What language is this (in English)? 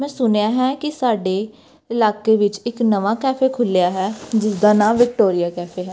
Punjabi